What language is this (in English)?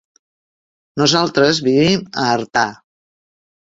Catalan